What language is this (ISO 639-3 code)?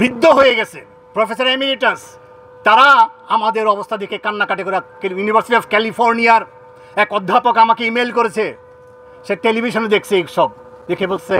ben